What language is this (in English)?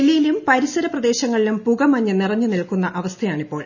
Malayalam